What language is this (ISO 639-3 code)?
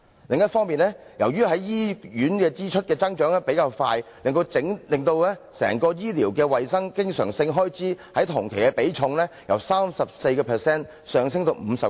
yue